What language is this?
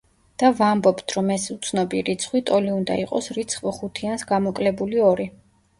Georgian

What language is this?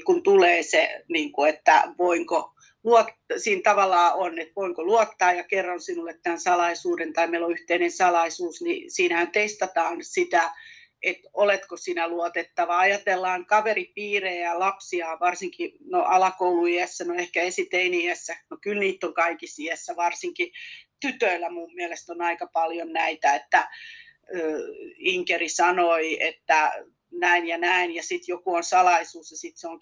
Finnish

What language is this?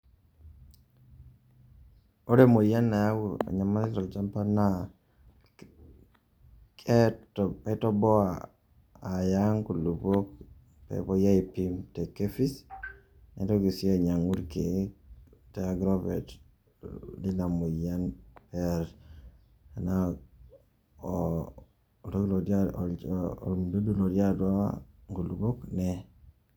Masai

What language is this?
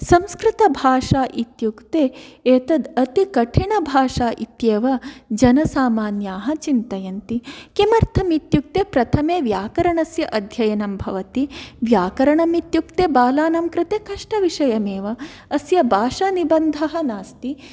Sanskrit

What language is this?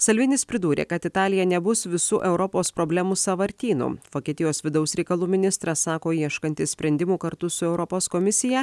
Lithuanian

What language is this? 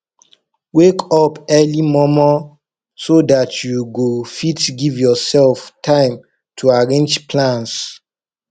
Nigerian Pidgin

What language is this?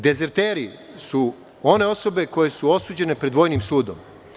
Serbian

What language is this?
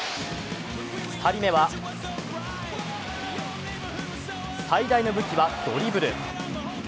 Japanese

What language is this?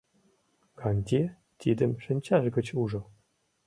Mari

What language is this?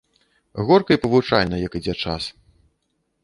Belarusian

